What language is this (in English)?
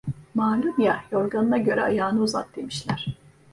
Turkish